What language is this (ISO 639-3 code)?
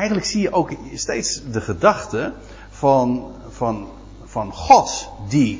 nld